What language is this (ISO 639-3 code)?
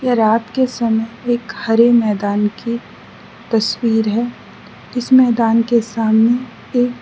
hin